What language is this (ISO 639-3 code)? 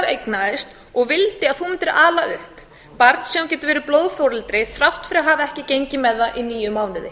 isl